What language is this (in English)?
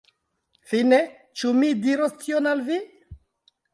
Esperanto